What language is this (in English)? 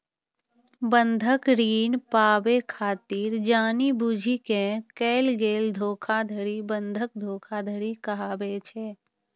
Maithili